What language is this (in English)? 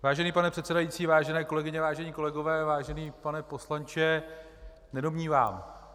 Czech